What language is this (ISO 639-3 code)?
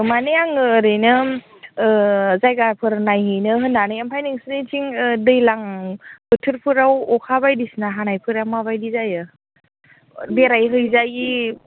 brx